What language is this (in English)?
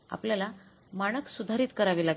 Marathi